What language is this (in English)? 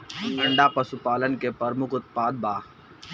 Bhojpuri